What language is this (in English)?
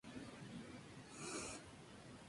Spanish